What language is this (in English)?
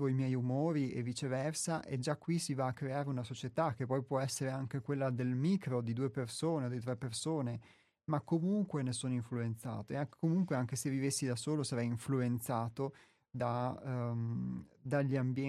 Italian